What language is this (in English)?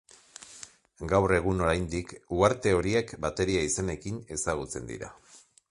Basque